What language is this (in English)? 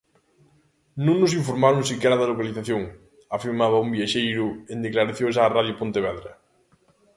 Galician